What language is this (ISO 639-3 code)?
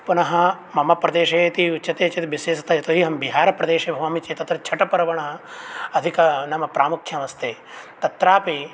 san